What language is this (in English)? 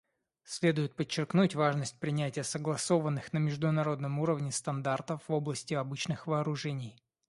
Russian